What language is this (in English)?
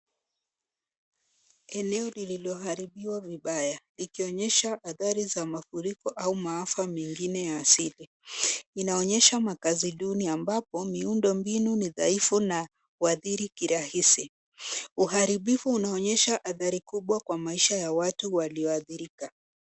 Swahili